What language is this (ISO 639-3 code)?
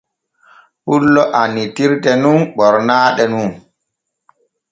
fue